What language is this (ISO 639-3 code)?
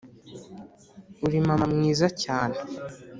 kin